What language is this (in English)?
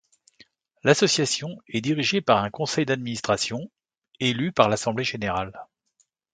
French